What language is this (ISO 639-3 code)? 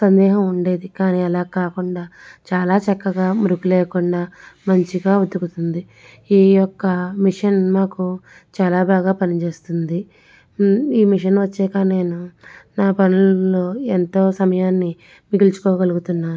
tel